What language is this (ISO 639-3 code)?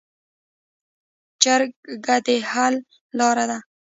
pus